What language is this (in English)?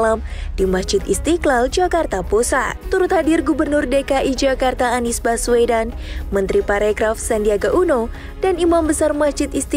Indonesian